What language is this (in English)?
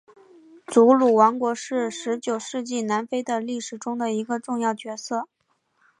Chinese